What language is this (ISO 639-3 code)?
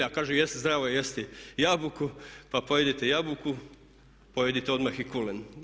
hrv